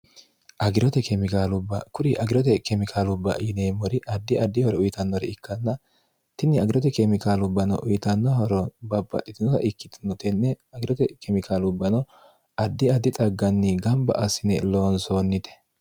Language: Sidamo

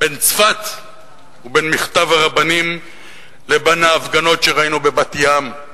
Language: Hebrew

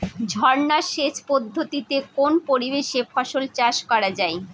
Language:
Bangla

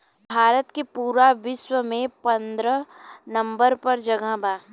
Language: Bhojpuri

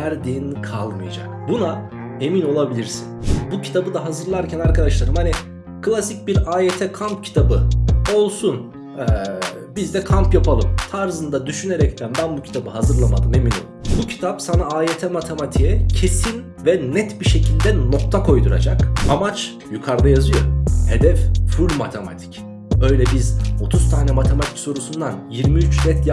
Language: Turkish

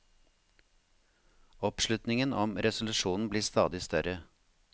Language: Norwegian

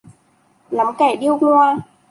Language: Vietnamese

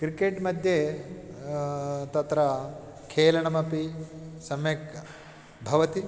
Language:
Sanskrit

